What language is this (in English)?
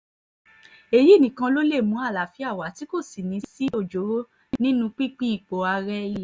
Yoruba